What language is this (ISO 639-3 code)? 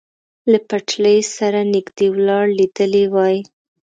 pus